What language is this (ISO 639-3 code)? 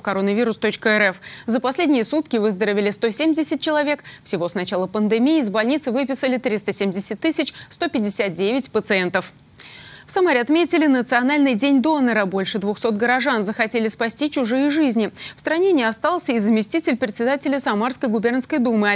rus